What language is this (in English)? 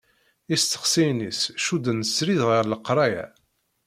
Kabyle